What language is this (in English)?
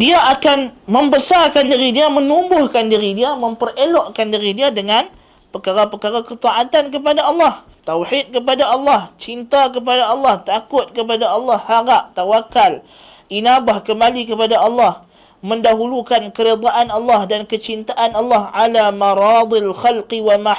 Malay